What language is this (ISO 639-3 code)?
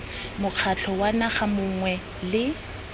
tsn